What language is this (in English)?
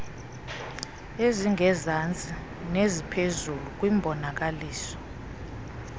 Xhosa